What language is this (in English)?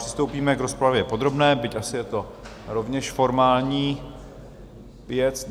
Czech